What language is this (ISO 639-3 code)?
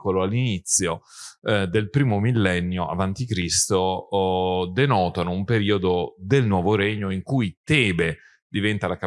ita